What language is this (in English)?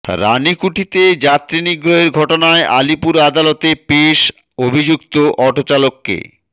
Bangla